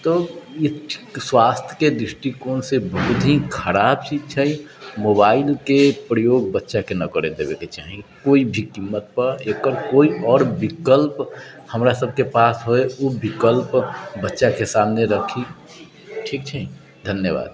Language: Maithili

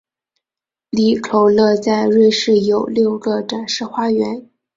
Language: Chinese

